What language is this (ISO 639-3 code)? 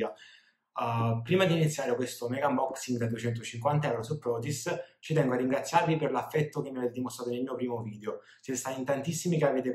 ita